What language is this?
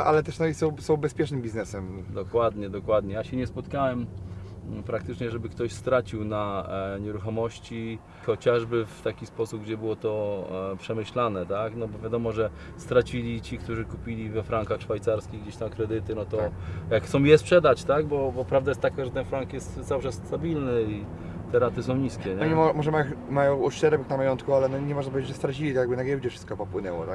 Polish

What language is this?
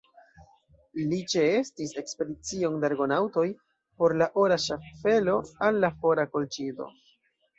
Esperanto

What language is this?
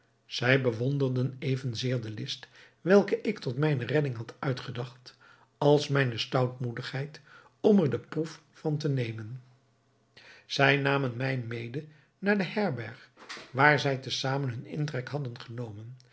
Dutch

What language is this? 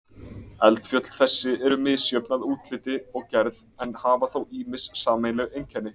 Icelandic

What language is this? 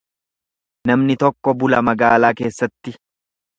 Oromo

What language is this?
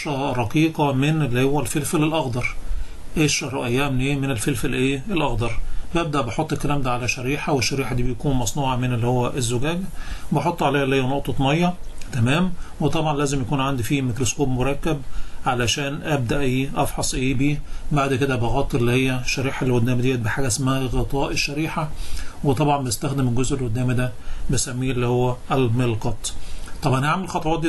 Arabic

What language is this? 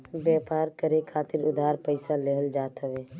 Bhojpuri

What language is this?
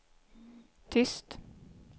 Swedish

